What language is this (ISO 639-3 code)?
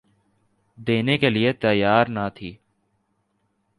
urd